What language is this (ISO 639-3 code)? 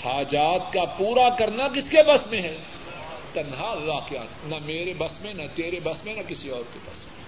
urd